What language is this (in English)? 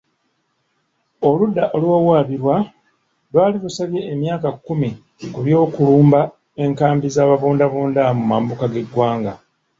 Ganda